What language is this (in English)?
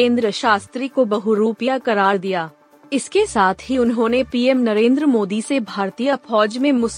Hindi